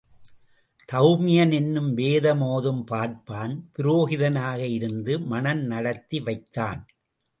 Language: Tamil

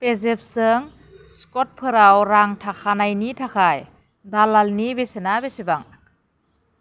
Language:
Bodo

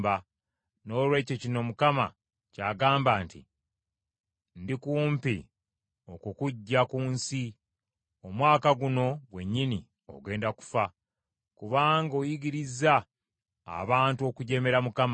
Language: Ganda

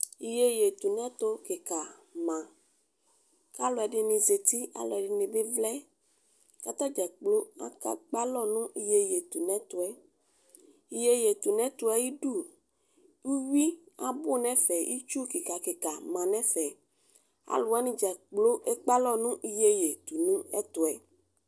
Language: Ikposo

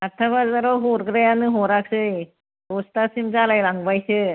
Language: Bodo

